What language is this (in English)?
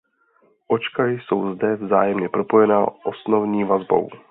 Czech